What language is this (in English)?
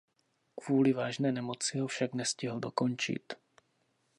Czech